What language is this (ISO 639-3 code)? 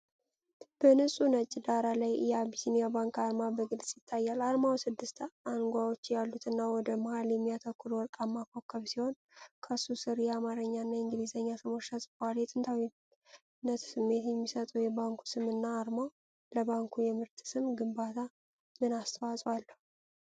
amh